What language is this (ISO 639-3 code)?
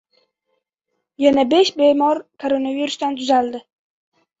uzb